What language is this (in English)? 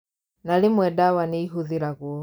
Kikuyu